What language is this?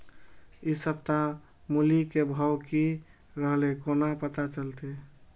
Maithili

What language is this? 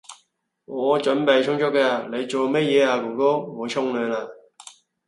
Cantonese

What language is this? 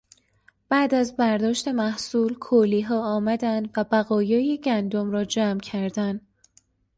Persian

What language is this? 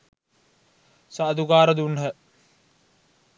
Sinhala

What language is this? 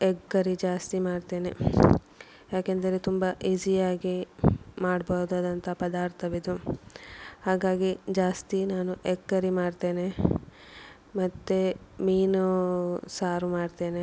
Kannada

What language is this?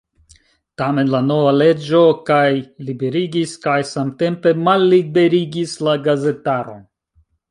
Esperanto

